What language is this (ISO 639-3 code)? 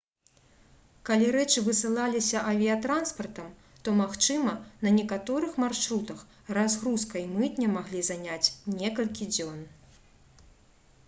bel